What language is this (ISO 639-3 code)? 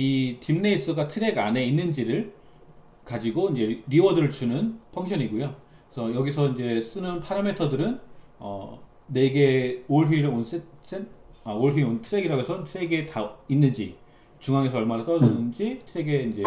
kor